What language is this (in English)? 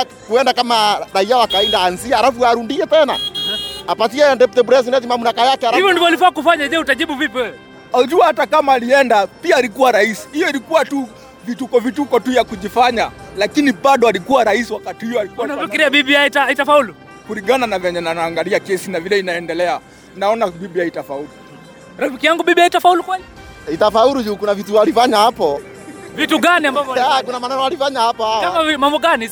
Swahili